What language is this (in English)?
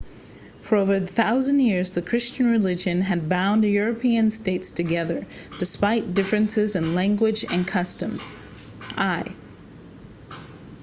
English